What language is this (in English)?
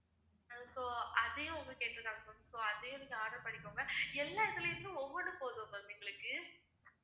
Tamil